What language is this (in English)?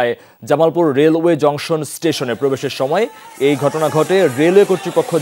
Bangla